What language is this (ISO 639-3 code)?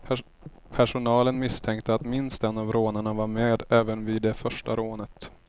swe